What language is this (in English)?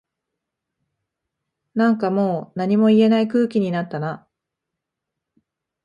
Japanese